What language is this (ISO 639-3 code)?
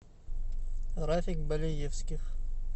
rus